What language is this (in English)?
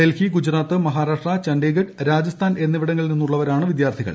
Malayalam